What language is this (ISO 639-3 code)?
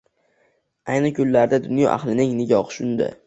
uzb